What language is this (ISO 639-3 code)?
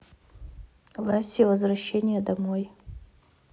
rus